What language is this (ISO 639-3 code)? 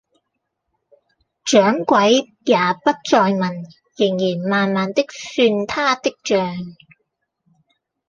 yue